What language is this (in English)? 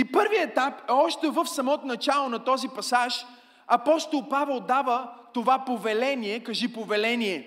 Bulgarian